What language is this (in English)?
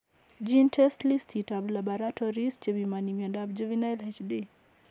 Kalenjin